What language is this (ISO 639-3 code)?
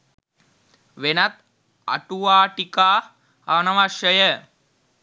sin